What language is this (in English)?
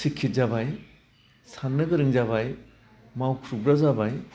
Bodo